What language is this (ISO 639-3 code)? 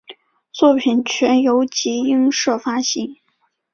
zho